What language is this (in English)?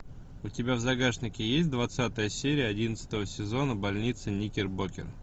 Russian